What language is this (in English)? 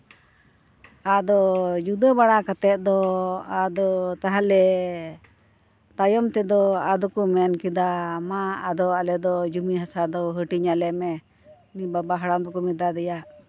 Santali